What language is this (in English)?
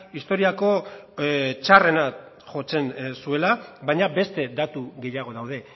Basque